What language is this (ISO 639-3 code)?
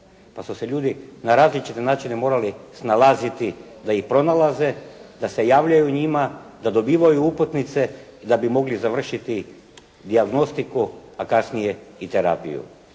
hrv